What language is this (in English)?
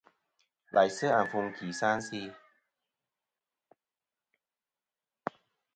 Kom